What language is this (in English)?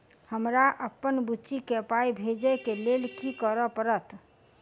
Maithili